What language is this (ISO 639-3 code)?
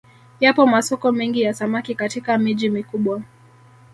swa